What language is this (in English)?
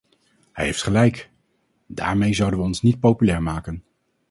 Dutch